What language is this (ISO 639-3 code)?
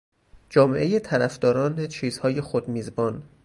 fas